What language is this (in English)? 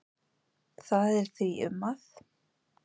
Icelandic